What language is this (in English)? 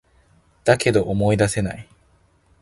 Japanese